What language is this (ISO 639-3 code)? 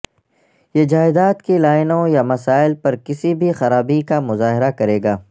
urd